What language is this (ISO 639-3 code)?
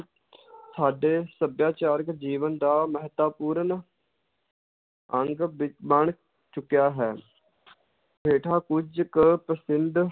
pan